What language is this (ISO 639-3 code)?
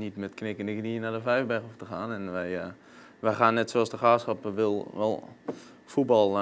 nld